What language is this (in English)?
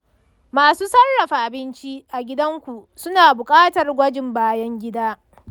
Hausa